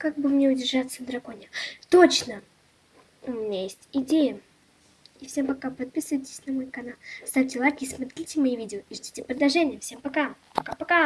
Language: Russian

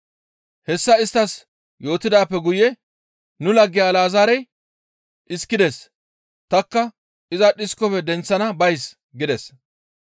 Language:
Gamo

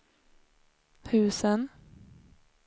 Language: Swedish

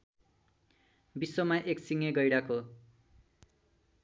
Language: Nepali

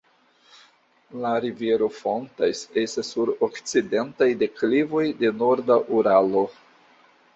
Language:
Esperanto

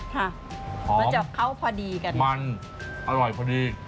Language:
Thai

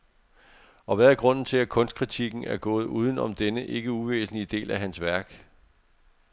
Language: Danish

